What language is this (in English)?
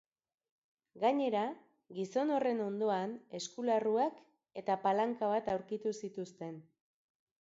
Basque